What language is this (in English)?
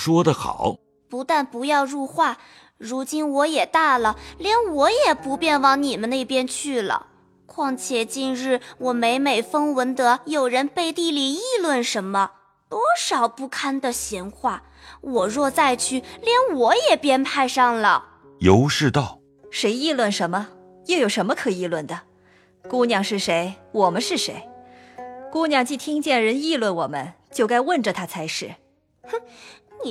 Chinese